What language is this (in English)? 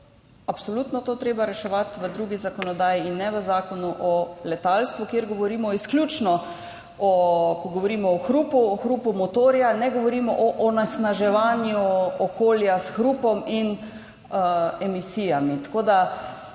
Slovenian